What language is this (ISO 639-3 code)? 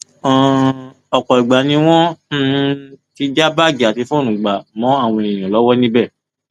yor